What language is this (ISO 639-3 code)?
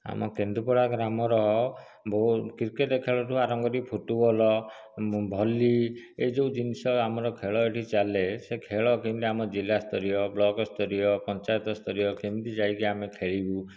ori